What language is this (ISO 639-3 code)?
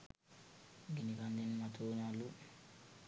sin